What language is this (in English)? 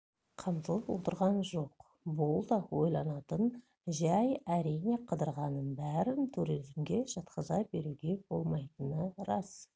Kazakh